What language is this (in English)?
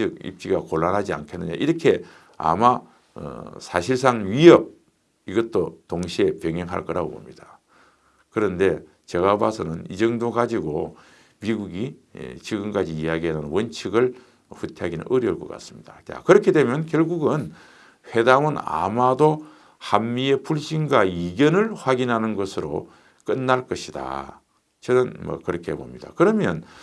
Korean